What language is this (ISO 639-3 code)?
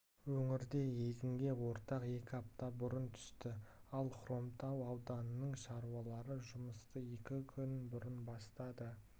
kaz